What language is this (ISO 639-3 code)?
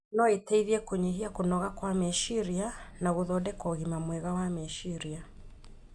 kik